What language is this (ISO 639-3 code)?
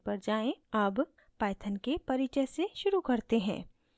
hin